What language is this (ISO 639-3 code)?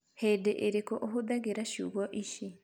kik